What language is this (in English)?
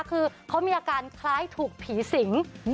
Thai